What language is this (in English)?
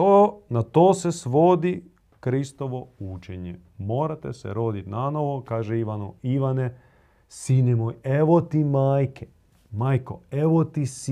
Croatian